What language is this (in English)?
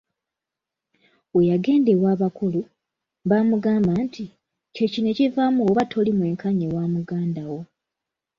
Ganda